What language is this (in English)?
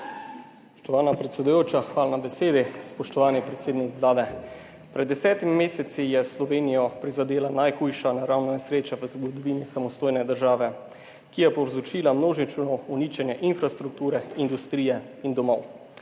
Slovenian